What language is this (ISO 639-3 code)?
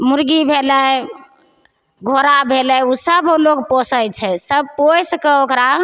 mai